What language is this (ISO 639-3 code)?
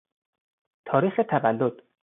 fas